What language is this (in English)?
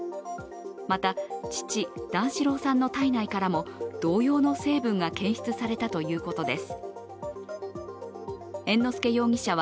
Japanese